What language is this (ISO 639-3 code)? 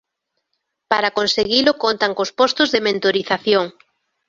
glg